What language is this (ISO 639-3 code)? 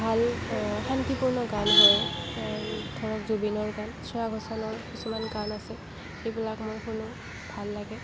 asm